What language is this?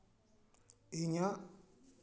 Santali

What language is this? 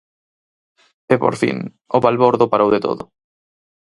Galician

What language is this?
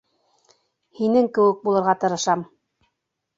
Bashkir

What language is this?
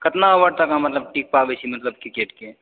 Maithili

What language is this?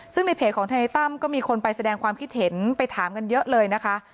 Thai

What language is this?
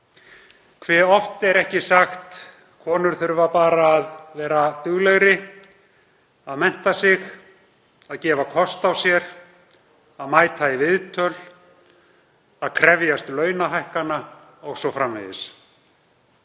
Icelandic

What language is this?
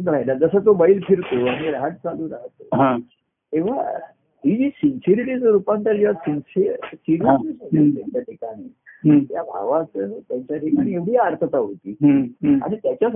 Marathi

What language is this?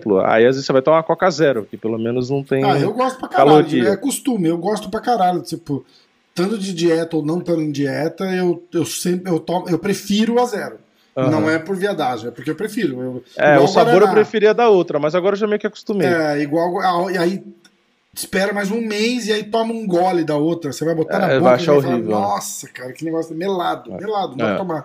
Portuguese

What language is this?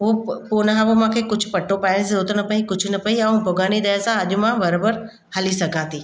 Sindhi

